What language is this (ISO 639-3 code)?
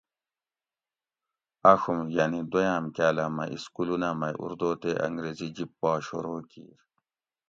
gwc